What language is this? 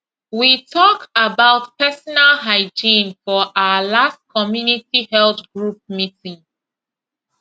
Nigerian Pidgin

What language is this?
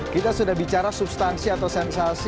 Indonesian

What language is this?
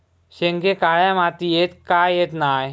Marathi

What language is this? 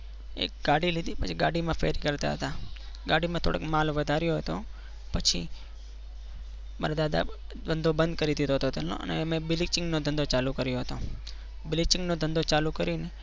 Gujarati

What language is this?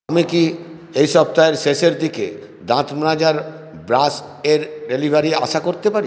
Bangla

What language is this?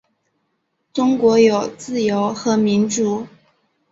Chinese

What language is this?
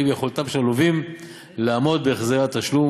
Hebrew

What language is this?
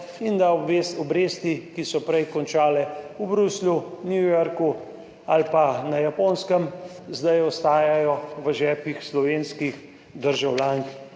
Slovenian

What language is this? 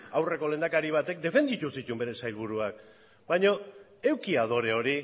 Basque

